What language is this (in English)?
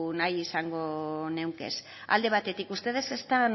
Basque